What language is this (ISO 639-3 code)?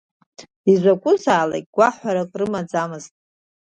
abk